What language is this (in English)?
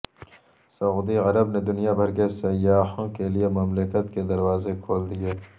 Urdu